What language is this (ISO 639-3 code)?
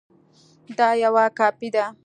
pus